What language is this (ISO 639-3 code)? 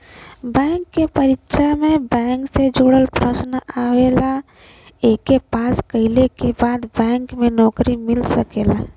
bho